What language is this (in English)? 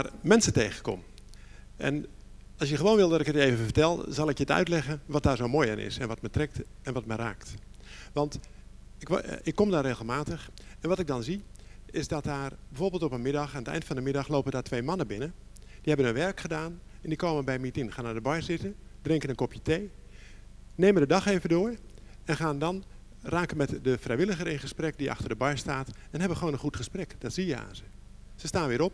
Dutch